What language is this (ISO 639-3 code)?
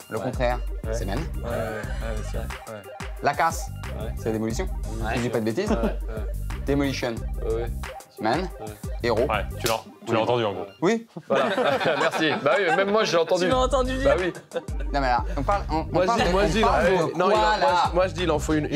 fra